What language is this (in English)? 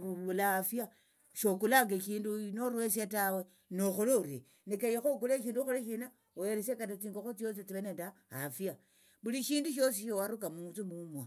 Tsotso